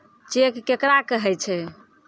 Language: Maithili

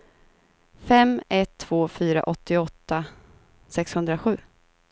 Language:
Swedish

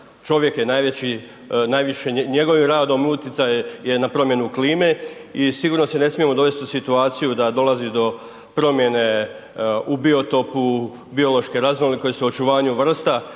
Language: Croatian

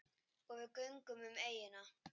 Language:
Icelandic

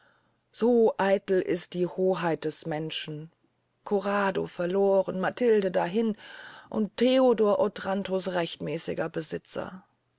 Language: German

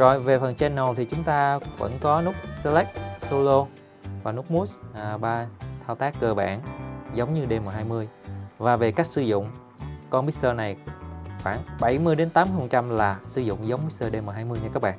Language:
Vietnamese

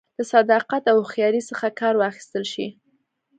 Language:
Pashto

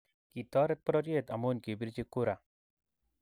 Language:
Kalenjin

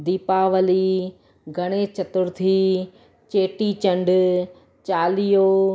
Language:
Sindhi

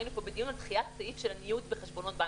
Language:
Hebrew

